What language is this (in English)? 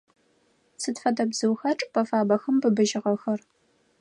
Adyghe